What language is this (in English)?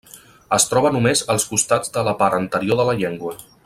Catalan